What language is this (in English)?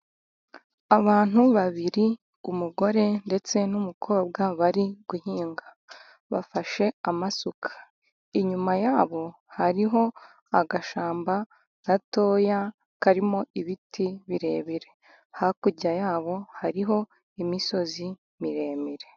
Kinyarwanda